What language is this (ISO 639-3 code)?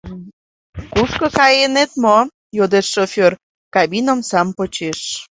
chm